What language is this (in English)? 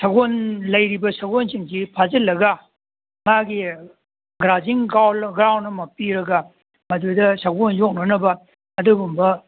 Manipuri